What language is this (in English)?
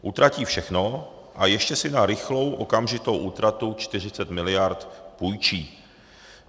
Czech